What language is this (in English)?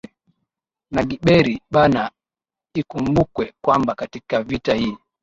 Swahili